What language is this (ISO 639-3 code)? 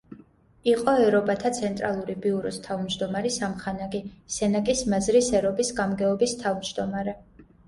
kat